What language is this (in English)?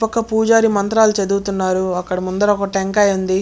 Telugu